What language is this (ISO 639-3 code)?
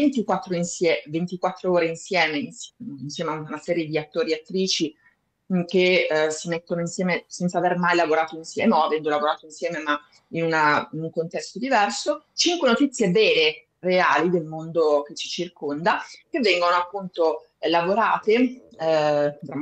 ita